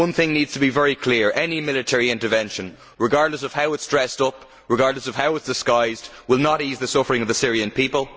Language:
English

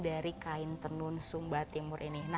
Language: Indonesian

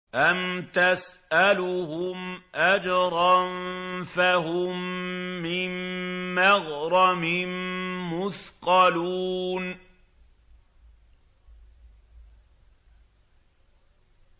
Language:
Arabic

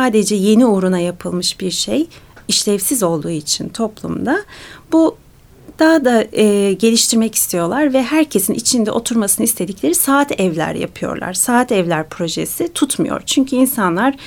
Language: Turkish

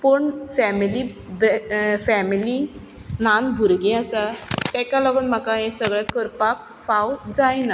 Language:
Konkani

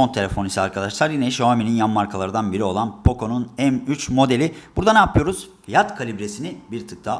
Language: Turkish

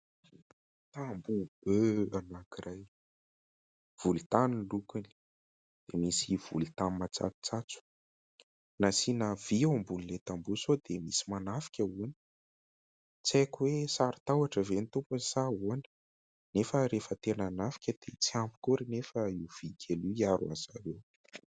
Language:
Malagasy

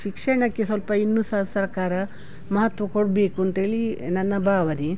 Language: Kannada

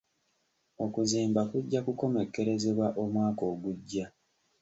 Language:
Ganda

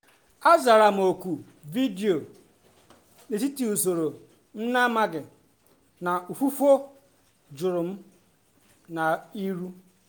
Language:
Igbo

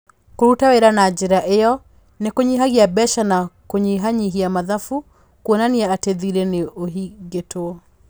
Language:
Kikuyu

